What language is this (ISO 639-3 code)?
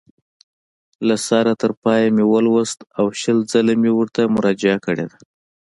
pus